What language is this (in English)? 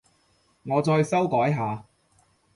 Cantonese